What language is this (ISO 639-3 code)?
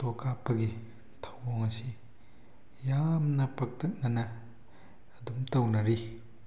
mni